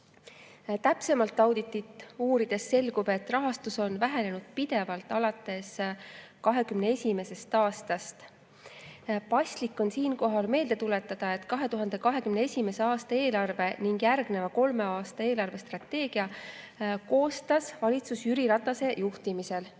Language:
Estonian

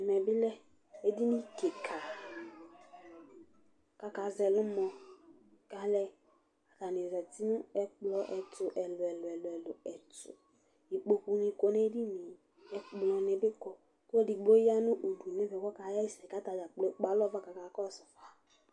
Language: Ikposo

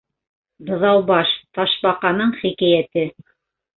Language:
Bashkir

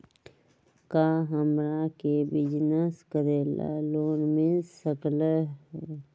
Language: Magahi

